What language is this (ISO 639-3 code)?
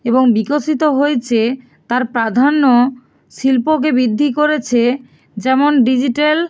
ben